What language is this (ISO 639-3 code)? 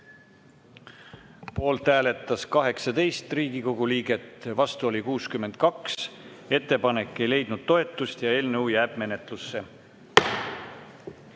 est